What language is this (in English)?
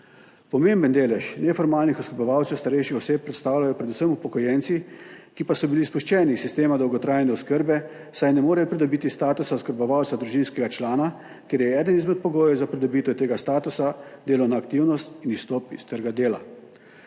Slovenian